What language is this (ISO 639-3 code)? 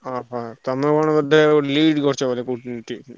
ori